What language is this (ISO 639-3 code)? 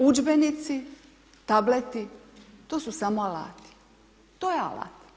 hrv